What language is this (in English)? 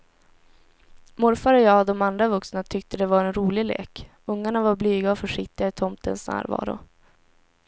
Swedish